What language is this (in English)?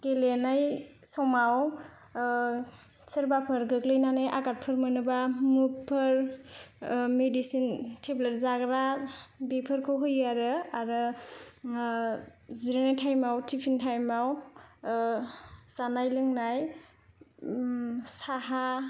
Bodo